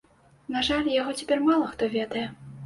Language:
Belarusian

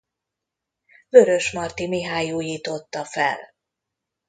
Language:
Hungarian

